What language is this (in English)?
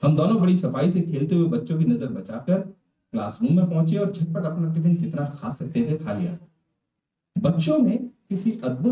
Hindi